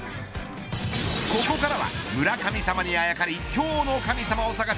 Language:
Japanese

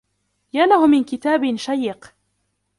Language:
Arabic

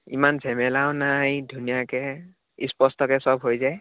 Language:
Assamese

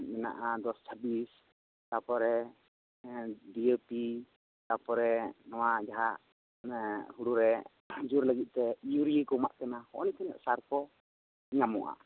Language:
Santali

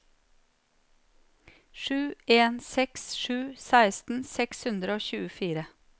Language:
Norwegian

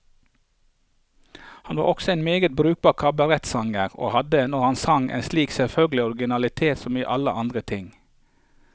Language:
Norwegian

